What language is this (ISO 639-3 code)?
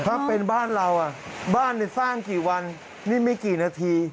tha